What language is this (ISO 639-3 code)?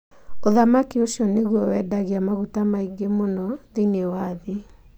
kik